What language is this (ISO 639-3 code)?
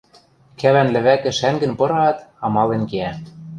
mrj